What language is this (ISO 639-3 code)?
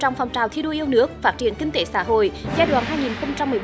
vie